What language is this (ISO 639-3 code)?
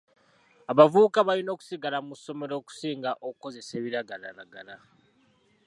lug